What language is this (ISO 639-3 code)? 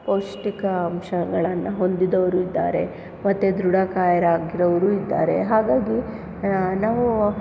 kan